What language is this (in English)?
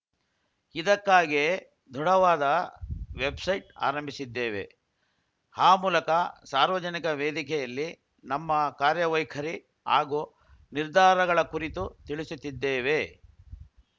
Kannada